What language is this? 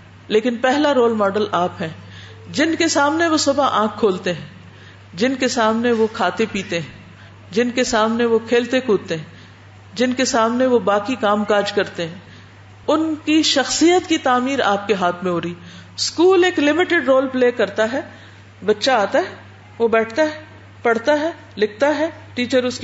Urdu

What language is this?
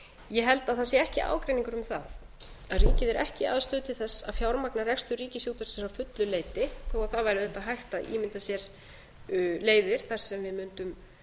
Icelandic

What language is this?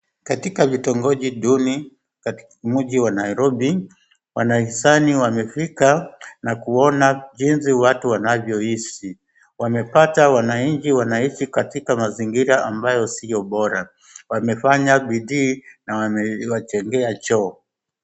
Swahili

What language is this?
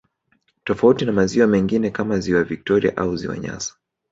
Swahili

